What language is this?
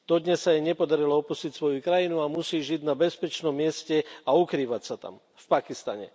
Slovak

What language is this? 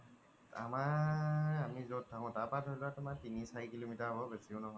Assamese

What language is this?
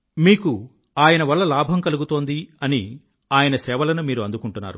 Telugu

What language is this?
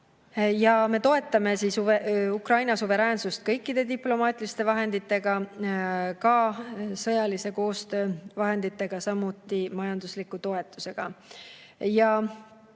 Estonian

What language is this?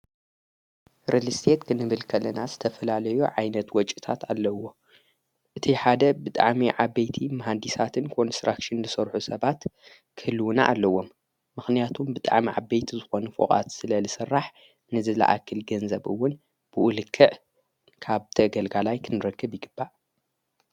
Tigrinya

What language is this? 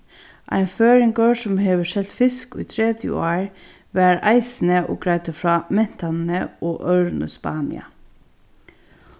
Faroese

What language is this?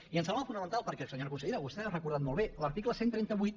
Catalan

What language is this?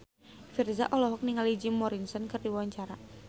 Sundanese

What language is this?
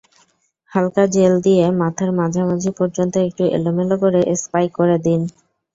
Bangla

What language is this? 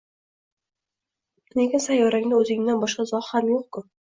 Uzbek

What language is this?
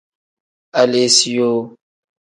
Tem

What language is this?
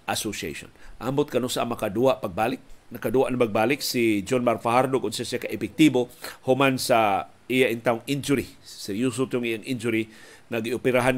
Filipino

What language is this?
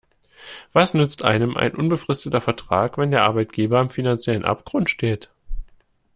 German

